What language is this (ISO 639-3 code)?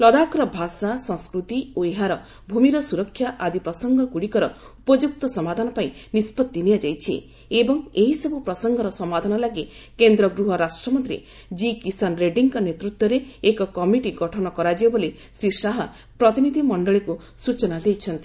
ori